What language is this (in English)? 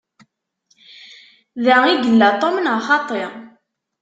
Kabyle